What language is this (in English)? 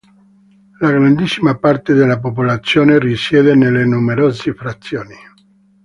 Italian